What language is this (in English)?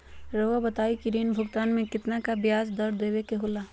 Magahi